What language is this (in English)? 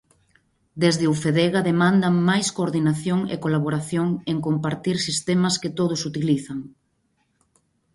Galician